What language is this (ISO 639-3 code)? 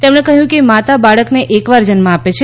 guj